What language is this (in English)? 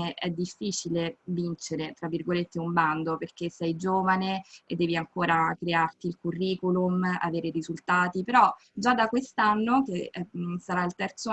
Italian